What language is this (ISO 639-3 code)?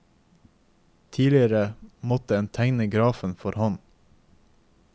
nor